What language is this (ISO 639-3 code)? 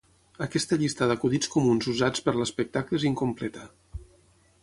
cat